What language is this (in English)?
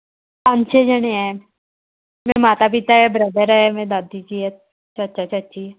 Punjabi